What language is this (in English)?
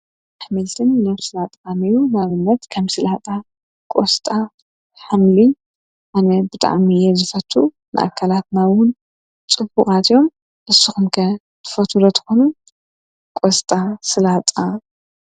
Tigrinya